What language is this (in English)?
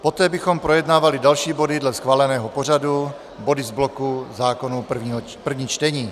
Czech